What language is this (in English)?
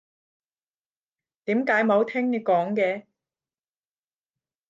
Cantonese